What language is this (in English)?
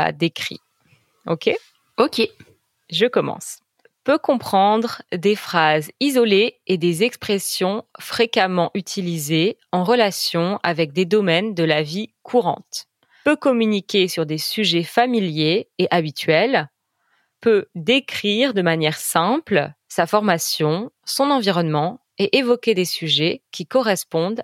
French